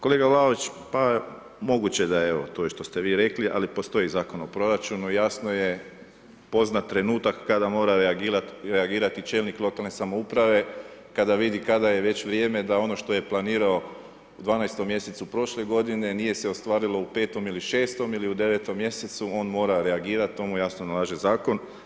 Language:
Croatian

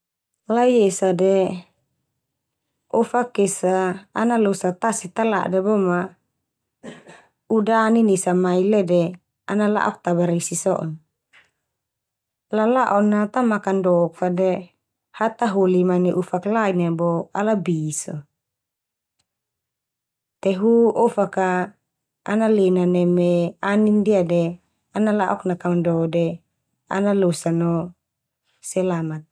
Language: Termanu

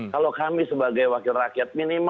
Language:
Indonesian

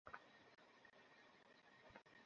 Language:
Bangla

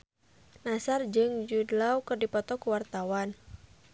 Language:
Sundanese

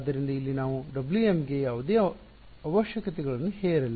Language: Kannada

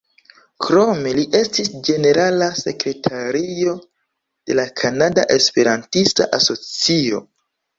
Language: Esperanto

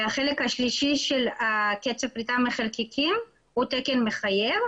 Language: Hebrew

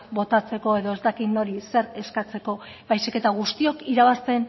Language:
Basque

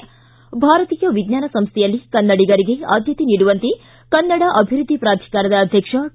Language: Kannada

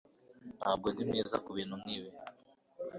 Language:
Kinyarwanda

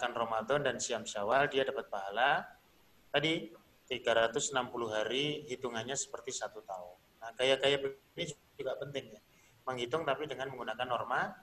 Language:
Indonesian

